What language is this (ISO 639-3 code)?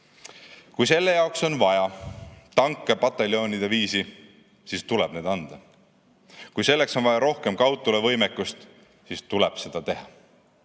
est